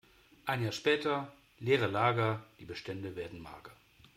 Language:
German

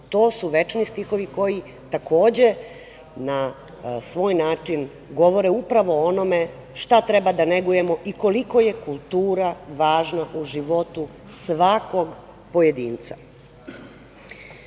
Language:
Serbian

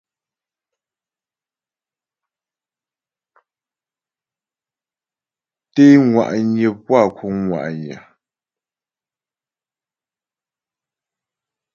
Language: Ghomala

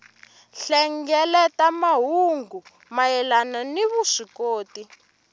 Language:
Tsonga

